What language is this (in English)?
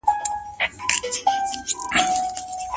Pashto